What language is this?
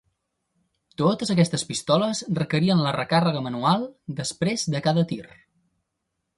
Catalan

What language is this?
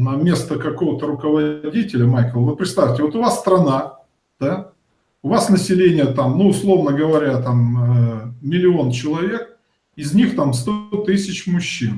Russian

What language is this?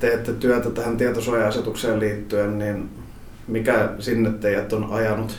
Finnish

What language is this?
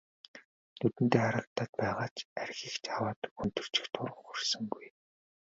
Mongolian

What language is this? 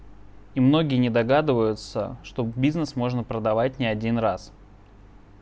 Russian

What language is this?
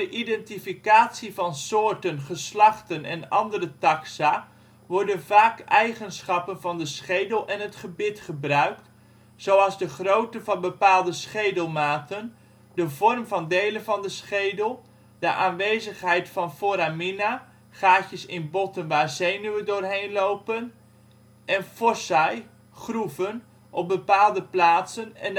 Dutch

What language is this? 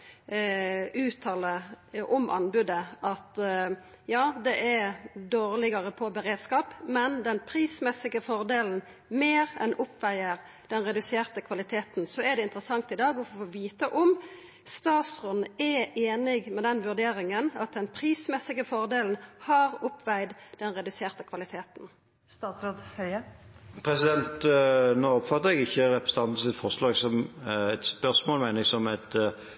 Norwegian Nynorsk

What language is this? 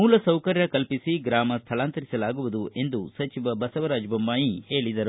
Kannada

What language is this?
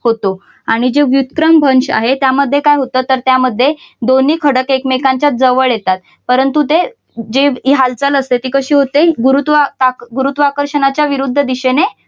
Marathi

